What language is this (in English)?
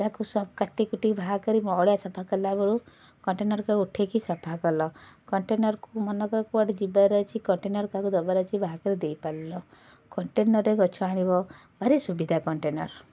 Odia